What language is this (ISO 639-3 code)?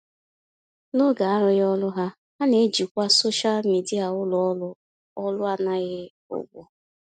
ibo